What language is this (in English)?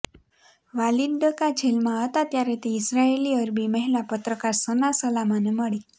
Gujarati